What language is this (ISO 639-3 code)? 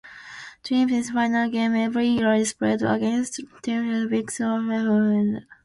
eng